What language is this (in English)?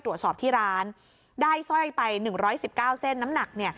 Thai